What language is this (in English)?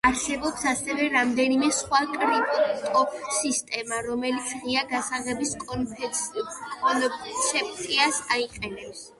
Georgian